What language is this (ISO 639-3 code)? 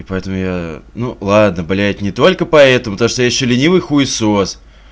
rus